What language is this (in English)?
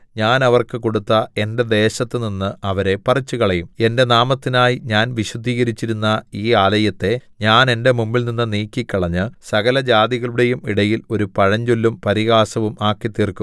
Malayalam